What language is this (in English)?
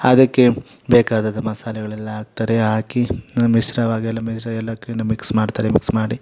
Kannada